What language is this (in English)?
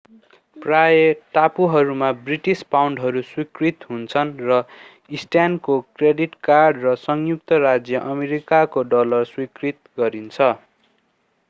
Nepali